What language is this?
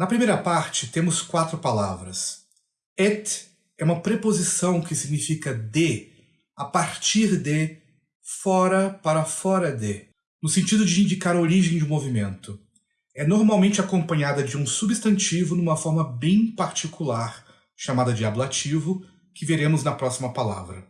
Portuguese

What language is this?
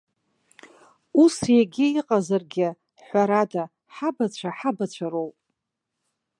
Abkhazian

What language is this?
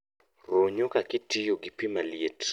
Luo (Kenya and Tanzania)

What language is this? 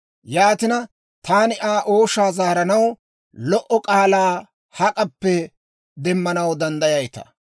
Dawro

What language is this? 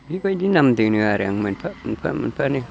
Bodo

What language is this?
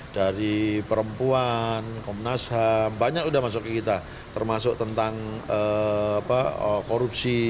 Indonesian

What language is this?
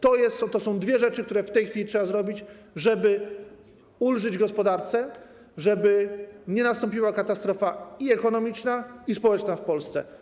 Polish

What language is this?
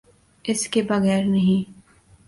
Urdu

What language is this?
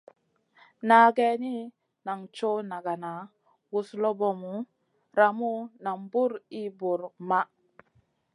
Masana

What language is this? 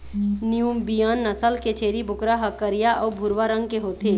Chhattisgarhi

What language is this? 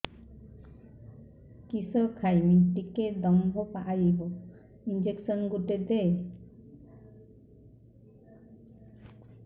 Odia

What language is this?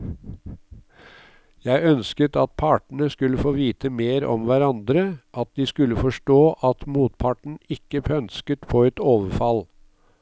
Norwegian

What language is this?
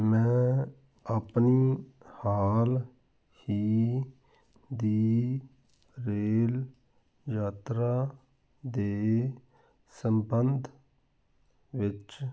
Punjabi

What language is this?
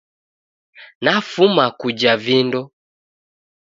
Taita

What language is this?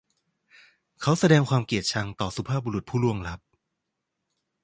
Thai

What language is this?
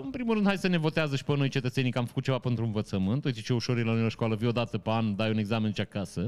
Romanian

